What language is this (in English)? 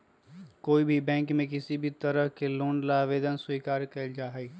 Magahi